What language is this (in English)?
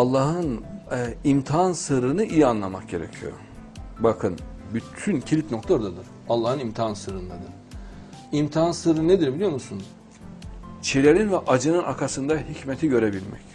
Turkish